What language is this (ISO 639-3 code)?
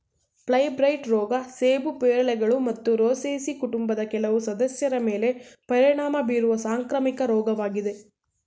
kan